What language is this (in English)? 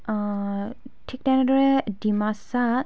Assamese